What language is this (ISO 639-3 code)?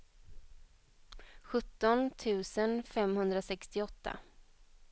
swe